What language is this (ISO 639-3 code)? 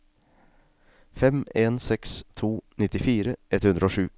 nor